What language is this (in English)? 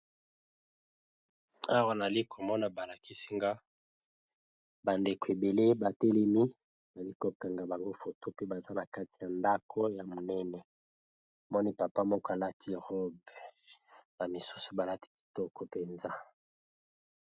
Lingala